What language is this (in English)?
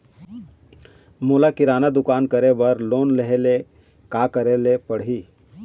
Chhattisgarhi